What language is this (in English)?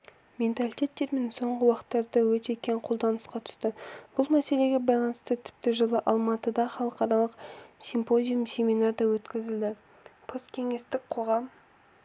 Kazakh